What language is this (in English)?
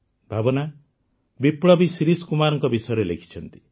Odia